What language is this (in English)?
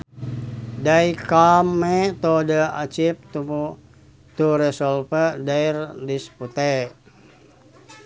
Sundanese